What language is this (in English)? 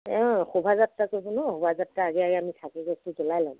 Assamese